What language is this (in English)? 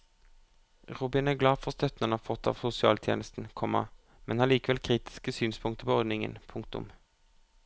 Norwegian